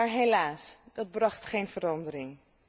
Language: Dutch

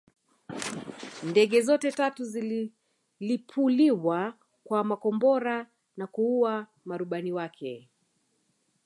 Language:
Swahili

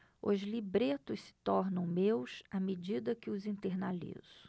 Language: Portuguese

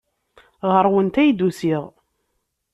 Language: Kabyle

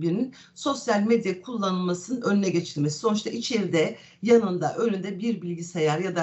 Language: Turkish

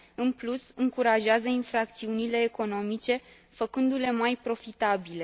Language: Romanian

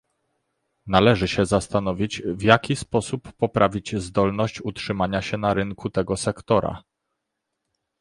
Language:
Polish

